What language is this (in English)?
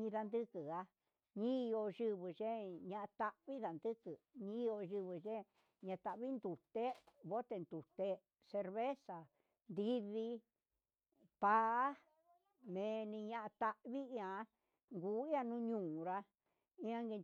Huitepec Mixtec